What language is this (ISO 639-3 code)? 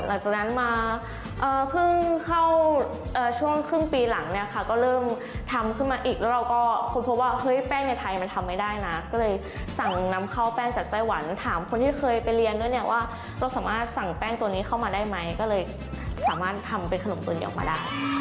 tha